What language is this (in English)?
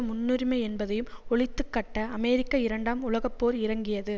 Tamil